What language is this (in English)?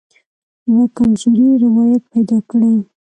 Pashto